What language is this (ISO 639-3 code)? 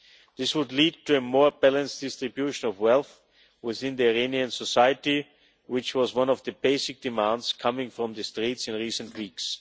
eng